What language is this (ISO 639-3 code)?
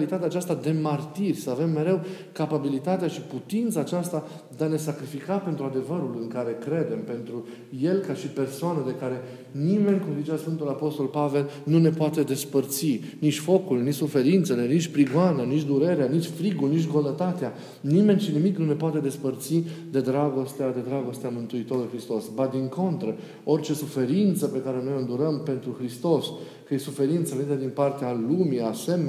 ron